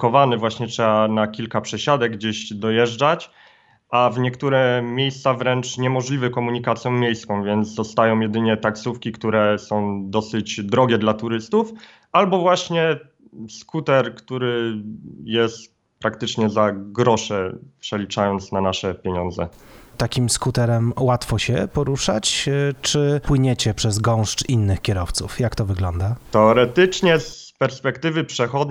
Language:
Polish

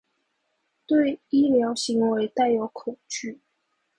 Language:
Chinese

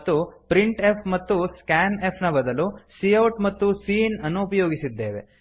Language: Kannada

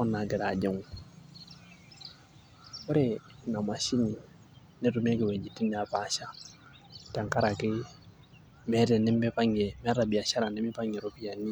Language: Masai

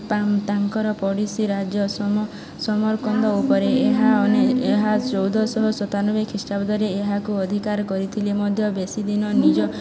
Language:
Odia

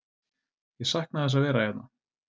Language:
Icelandic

